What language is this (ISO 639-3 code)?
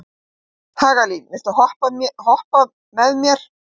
isl